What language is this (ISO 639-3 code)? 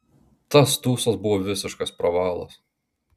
lit